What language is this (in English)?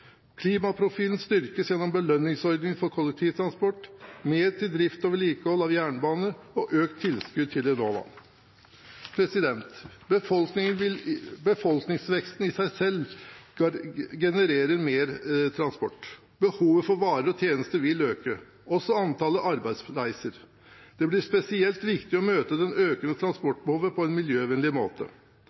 Norwegian Bokmål